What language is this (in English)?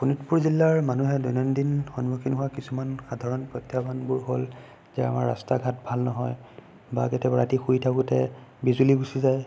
Assamese